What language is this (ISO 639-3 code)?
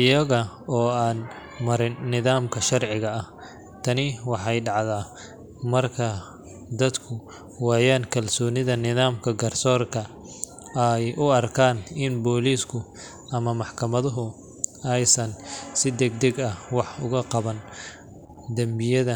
som